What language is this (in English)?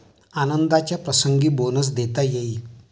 Marathi